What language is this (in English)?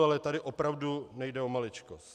Czech